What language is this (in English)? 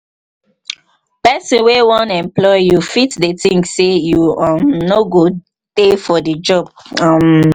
Nigerian Pidgin